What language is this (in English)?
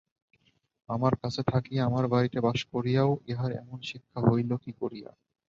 Bangla